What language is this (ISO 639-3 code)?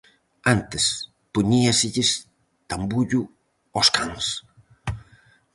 glg